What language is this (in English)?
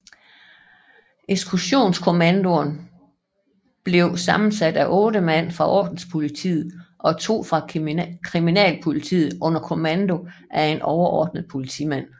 Danish